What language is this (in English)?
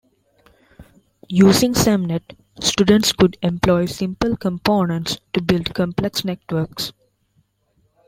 English